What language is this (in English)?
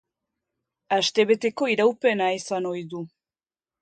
Basque